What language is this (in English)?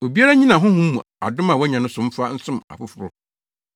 Akan